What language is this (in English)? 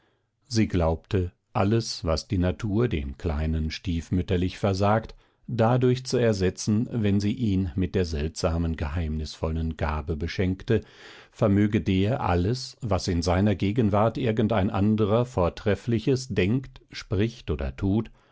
German